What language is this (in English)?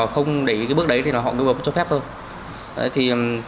Vietnamese